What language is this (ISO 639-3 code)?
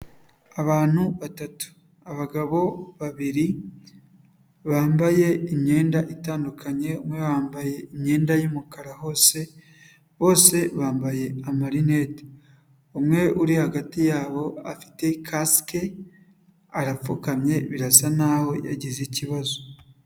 kin